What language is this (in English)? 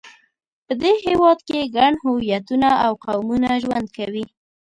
Pashto